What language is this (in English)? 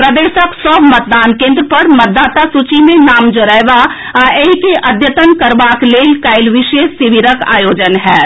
Maithili